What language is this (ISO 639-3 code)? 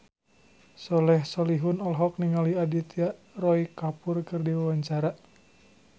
sun